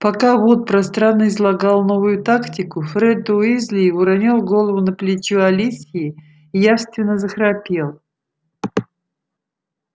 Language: Russian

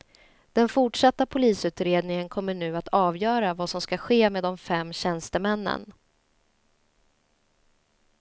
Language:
Swedish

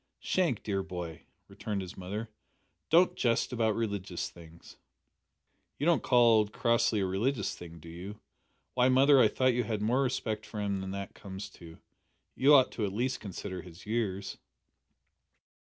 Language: English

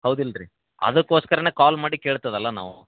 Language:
Kannada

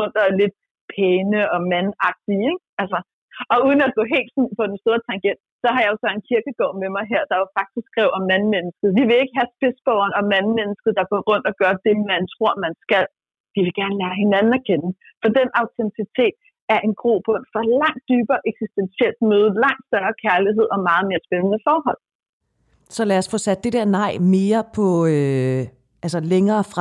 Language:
Danish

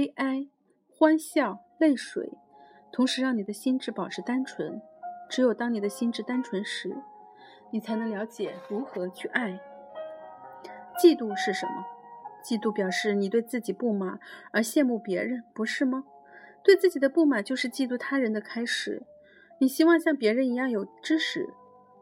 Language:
Chinese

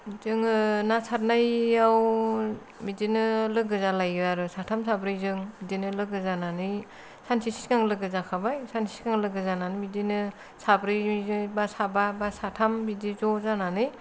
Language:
Bodo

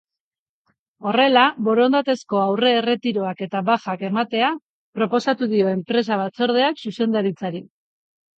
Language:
Basque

